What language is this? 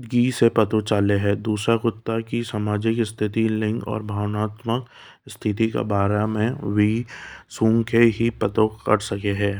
Hadothi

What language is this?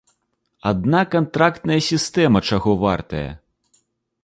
Belarusian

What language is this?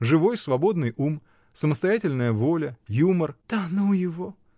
Russian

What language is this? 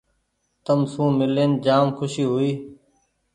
Goaria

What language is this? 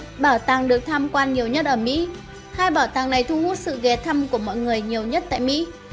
Vietnamese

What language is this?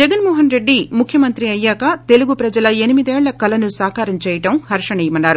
Telugu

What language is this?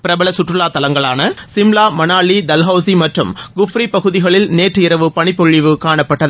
Tamil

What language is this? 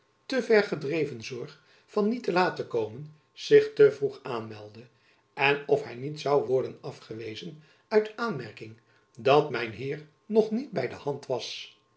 Dutch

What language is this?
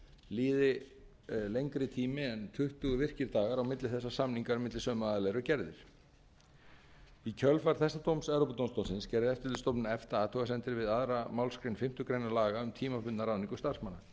Icelandic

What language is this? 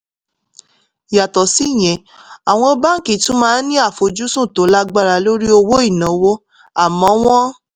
Yoruba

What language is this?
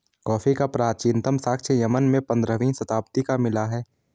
Hindi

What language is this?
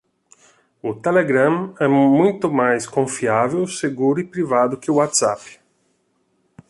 Portuguese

